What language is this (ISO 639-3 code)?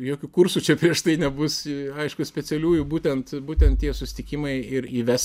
lit